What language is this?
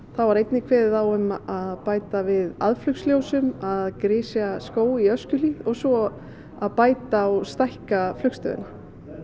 Icelandic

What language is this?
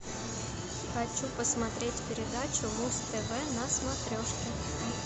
Russian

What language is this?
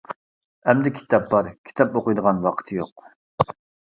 Uyghur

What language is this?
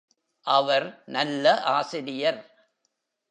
Tamil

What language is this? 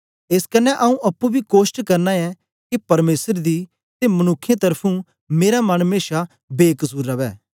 Dogri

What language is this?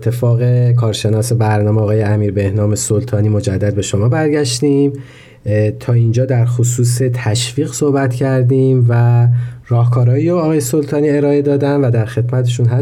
Persian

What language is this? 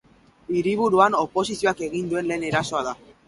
Basque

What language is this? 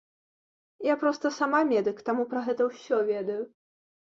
Belarusian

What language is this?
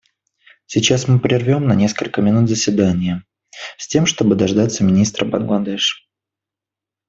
Russian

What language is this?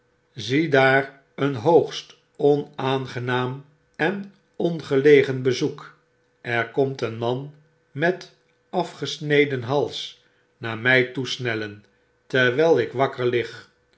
Dutch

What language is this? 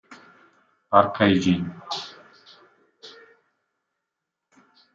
Italian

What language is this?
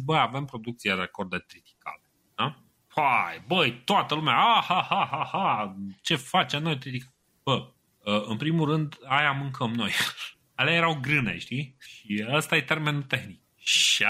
Romanian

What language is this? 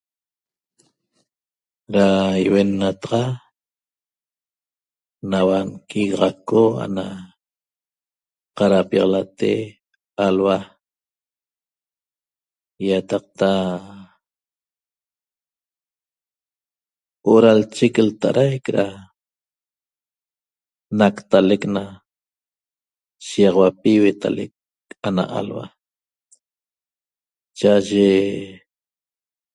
Toba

